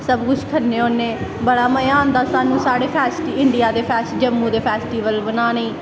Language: Dogri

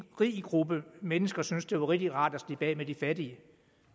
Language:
Danish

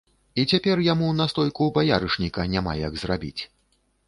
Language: Belarusian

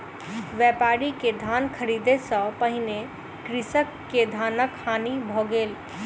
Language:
Maithili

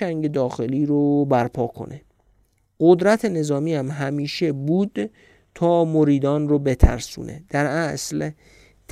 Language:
Persian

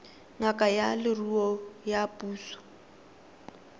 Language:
Tswana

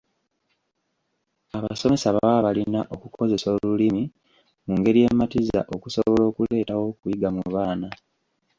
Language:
Ganda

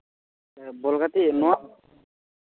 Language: Santali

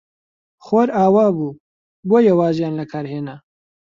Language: Central Kurdish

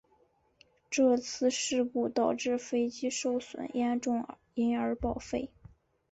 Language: Chinese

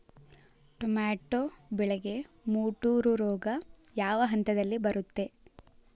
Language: Kannada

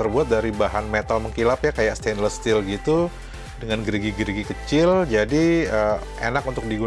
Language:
Indonesian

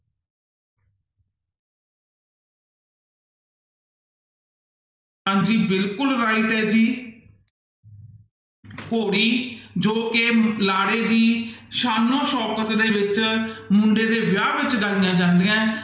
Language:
Punjabi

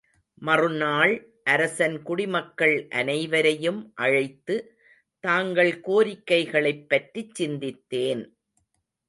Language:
Tamil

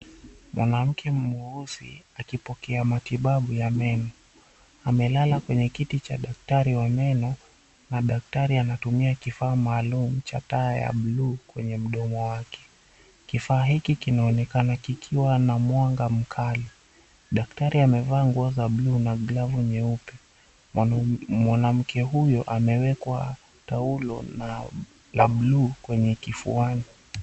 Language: Swahili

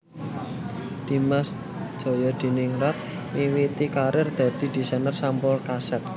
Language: Javanese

